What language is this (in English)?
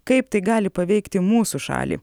Lithuanian